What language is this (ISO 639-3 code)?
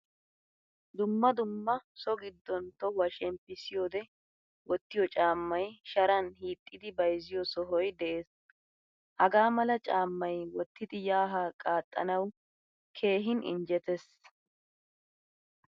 wal